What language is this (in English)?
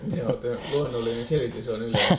Finnish